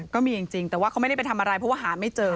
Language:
Thai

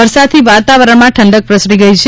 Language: Gujarati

